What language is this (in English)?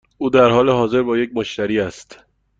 Persian